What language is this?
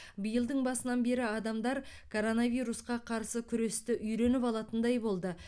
Kazakh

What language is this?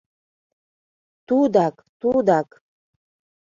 Mari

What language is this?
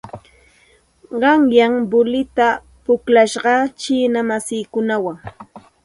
Santa Ana de Tusi Pasco Quechua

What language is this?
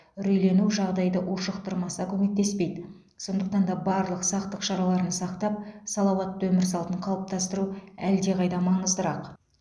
Kazakh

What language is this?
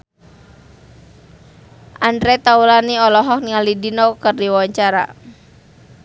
Sundanese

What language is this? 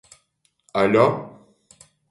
Latgalian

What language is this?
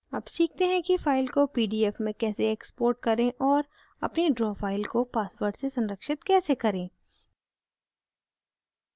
Hindi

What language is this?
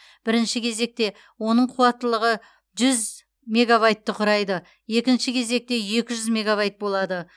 Kazakh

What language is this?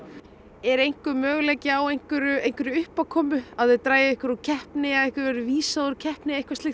Icelandic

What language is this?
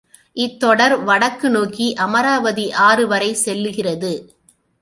Tamil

